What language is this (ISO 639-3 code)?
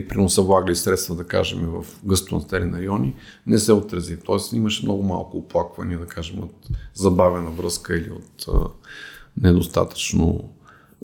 bul